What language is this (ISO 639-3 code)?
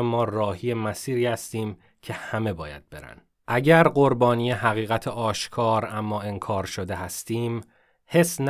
fas